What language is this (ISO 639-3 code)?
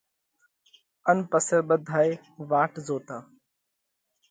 kvx